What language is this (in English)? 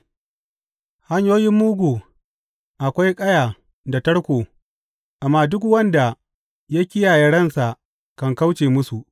Hausa